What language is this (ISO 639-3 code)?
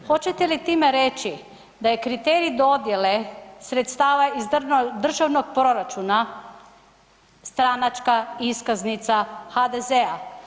hrv